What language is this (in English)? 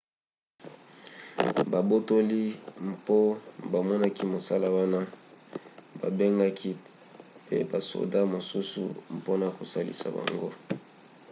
Lingala